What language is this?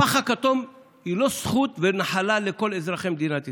Hebrew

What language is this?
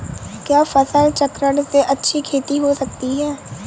Hindi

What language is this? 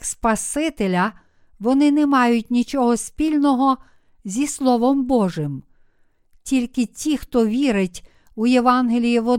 Ukrainian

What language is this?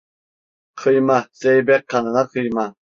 Turkish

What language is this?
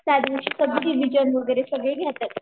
Marathi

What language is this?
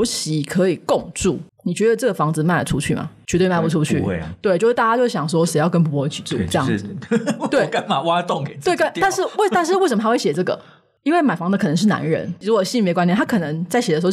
Chinese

